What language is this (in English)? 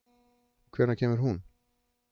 Icelandic